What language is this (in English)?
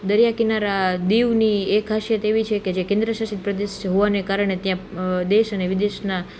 Gujarati